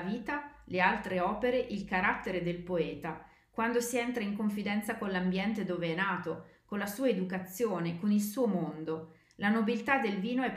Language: Italian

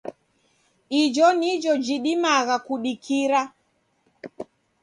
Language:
Taita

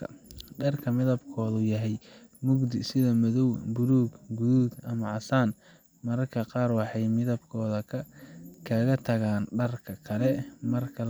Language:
Somali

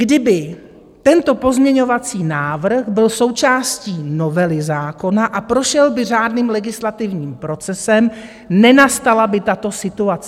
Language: Czech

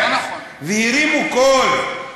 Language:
Hebrew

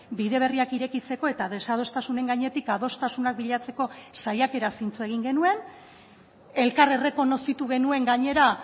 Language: Basque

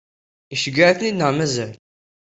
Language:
Kabyle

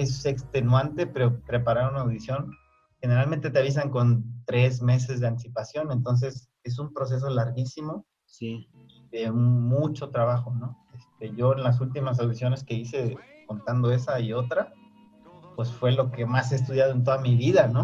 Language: Spanish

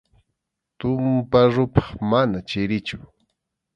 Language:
Arequipa-La Unión Quechua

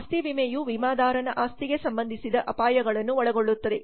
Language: Kannada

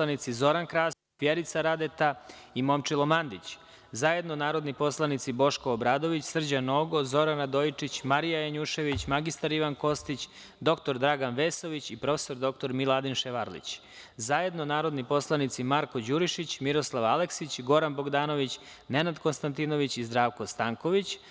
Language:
Serbian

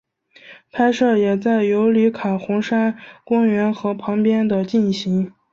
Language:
Chinese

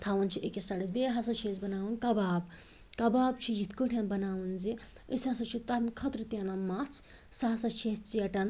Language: Kashmiri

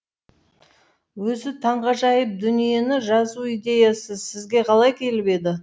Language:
Kazakh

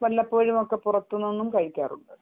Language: Malayalam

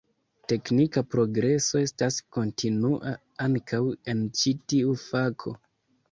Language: Esperanto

